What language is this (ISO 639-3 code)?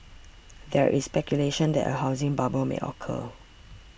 eng